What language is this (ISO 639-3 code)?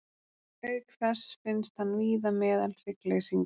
isl